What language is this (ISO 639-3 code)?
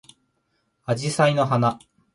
jpn